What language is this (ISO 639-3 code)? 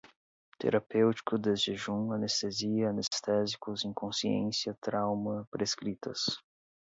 por